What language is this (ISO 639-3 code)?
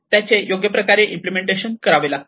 mar